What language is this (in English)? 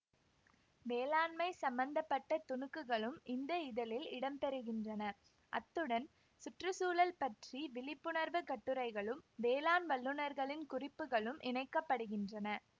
Tamil